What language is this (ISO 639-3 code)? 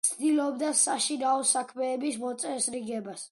kat